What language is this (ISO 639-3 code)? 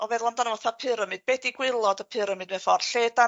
cym